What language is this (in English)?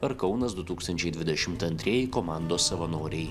Lithuanian